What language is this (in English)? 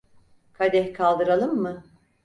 Turkish